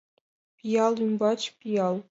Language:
Mari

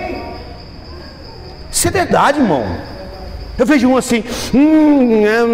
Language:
Portuguese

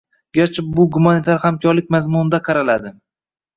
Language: Uzbek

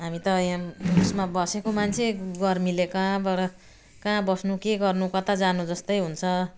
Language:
Nepali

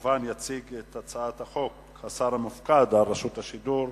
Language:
Hebrew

